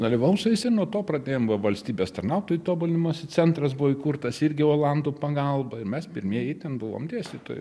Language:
Lithuanian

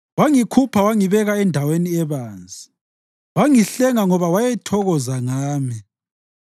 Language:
North Ndebele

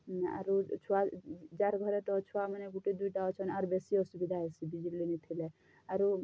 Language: Odia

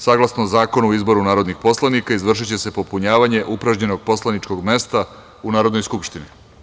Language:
Serbian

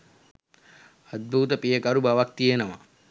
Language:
Sinhala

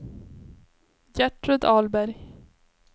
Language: Swedish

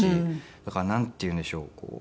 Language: Japanese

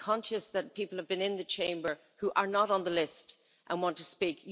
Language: English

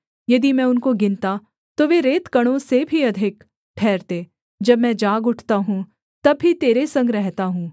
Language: Hindi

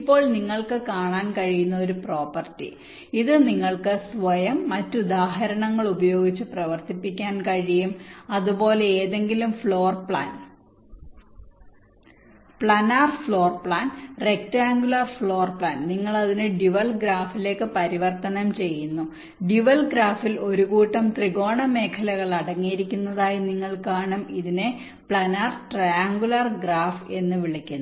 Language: Malayalam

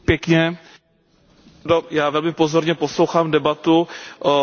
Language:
Czech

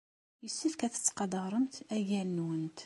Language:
Kabyle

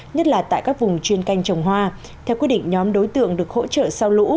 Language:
Vietnamese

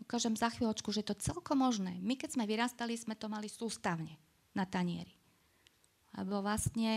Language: Slovak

